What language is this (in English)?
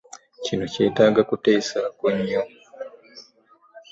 Ganda